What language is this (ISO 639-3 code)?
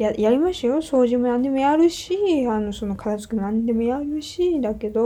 jpn